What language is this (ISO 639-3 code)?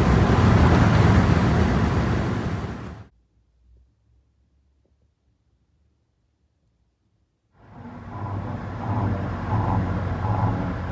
kor